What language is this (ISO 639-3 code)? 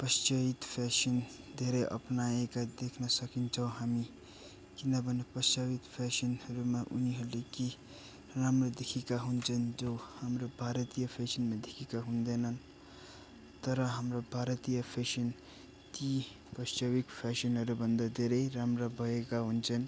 nep